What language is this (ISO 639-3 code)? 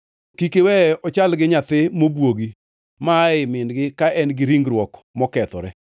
luo